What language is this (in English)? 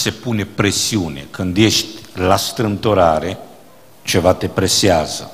Romanian